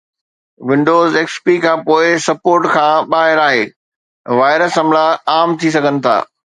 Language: Sindhi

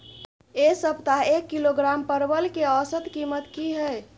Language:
Maithili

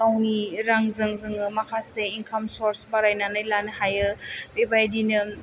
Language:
Bodo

